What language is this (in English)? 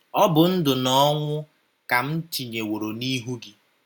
Igbo